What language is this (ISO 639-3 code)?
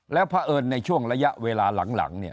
tha